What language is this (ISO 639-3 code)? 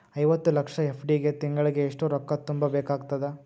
kan